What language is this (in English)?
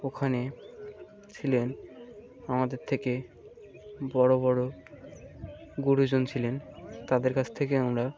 Bangla